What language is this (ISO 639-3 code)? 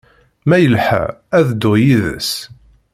kab